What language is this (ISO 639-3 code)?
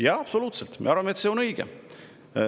est